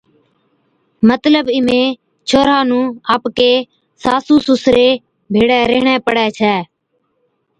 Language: Od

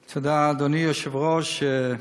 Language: Hebrew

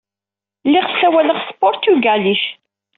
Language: Kabyle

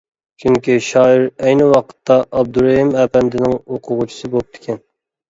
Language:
Uyghur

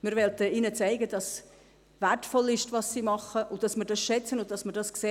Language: Swiss German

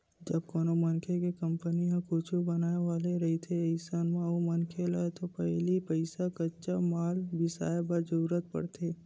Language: Chhattisgarhi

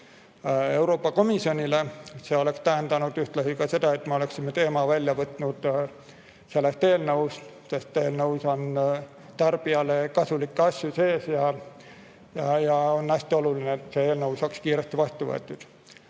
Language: Estonian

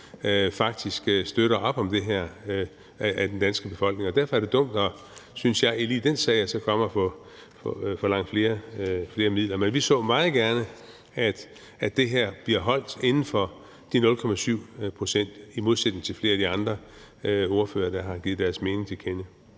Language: Danish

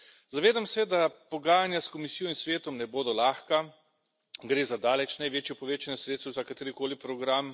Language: Slovenian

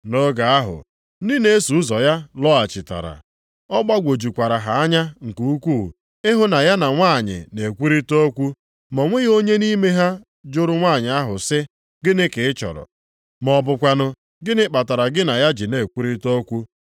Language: Igbo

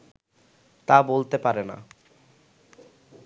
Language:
Bangla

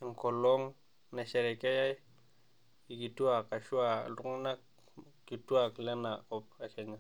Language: Masai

